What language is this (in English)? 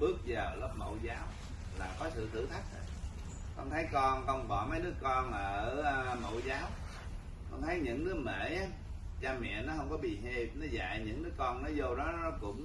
Vietnamese